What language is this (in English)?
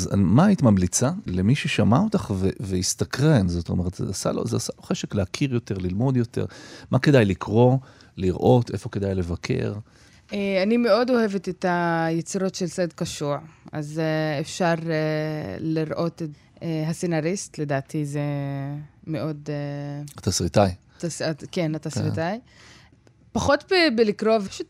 Hebrew